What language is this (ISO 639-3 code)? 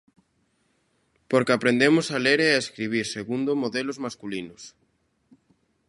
glg